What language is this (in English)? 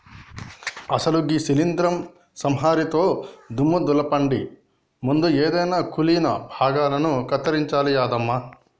Telugu